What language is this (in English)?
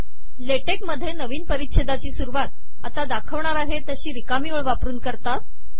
Marathi